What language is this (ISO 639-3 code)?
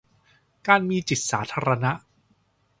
tha